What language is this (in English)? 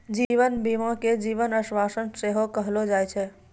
Maithili